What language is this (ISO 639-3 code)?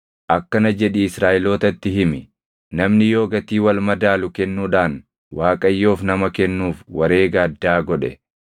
orm